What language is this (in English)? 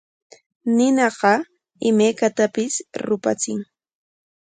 Corongo Ancash Quechua